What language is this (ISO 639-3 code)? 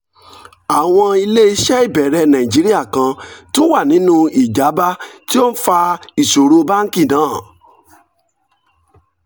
yor